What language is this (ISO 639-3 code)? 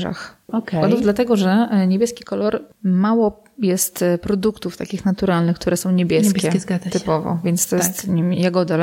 pol